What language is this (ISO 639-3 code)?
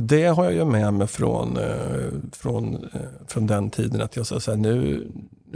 swe